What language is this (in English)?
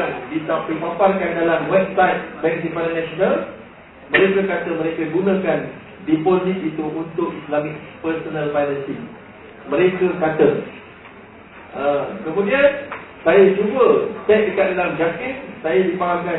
Malay